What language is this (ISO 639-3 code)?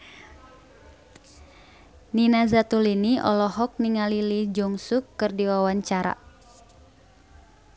sun